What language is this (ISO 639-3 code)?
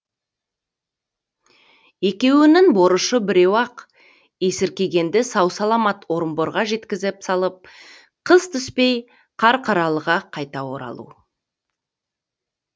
kaz